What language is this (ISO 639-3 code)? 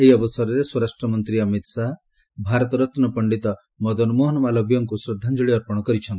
ori